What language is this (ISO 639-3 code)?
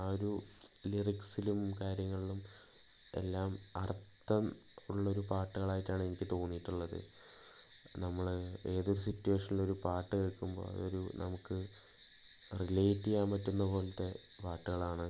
mal